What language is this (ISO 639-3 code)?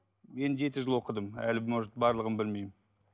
kaz